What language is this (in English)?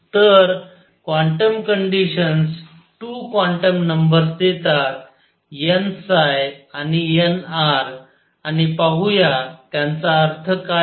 Marathi